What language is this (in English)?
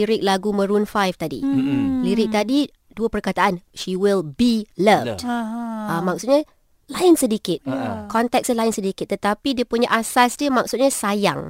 Malay